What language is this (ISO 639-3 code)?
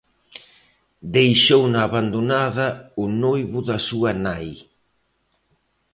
glg